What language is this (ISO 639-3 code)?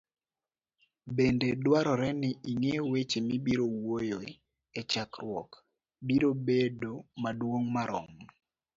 luo